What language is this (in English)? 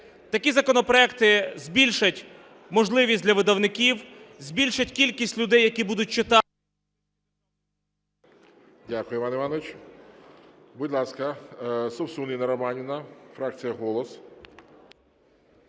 Ukrainian